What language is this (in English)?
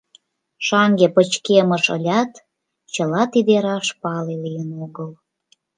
Mari